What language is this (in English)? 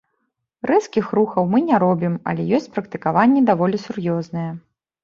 Belarusian